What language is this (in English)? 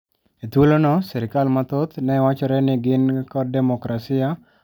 Luo (Kenya and Tanzania)